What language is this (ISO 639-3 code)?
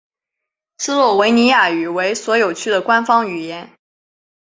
zho